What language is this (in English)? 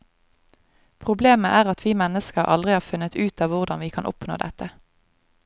Norwegian